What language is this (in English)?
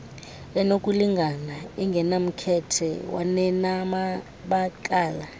Xhosa